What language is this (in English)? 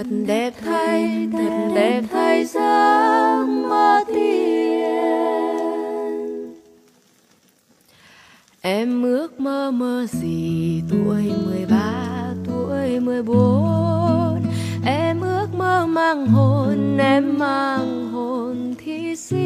Vietnamese